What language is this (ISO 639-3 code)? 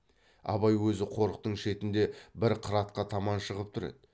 kaz